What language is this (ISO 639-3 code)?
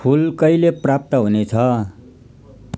nep